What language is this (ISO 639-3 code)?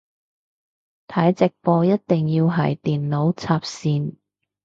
yue